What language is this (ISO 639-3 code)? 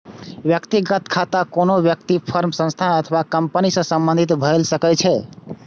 mai